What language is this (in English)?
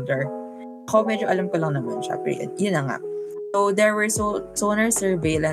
Filipino